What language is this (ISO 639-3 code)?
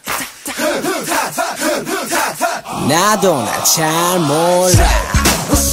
kor